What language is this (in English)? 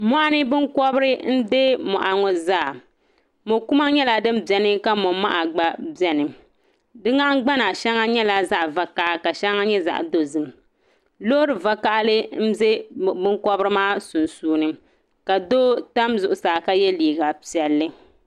Dagbani